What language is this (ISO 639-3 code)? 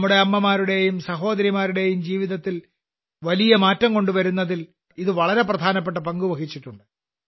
mal